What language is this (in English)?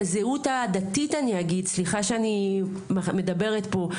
Hebrew